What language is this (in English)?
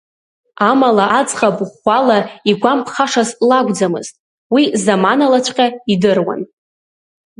Abkhazian